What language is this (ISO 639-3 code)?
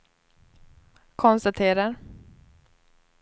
swe